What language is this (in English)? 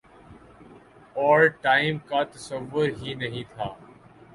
Urdu